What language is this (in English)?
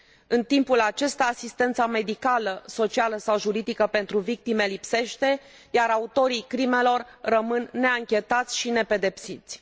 Romanian